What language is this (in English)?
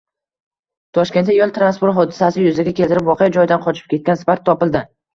Uzbek